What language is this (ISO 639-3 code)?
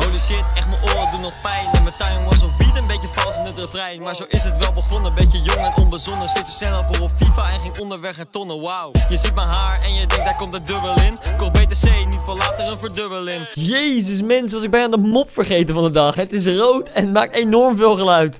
nld